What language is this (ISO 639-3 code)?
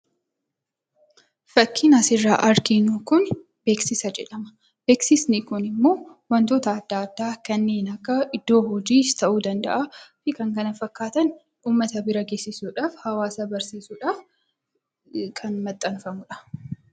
orm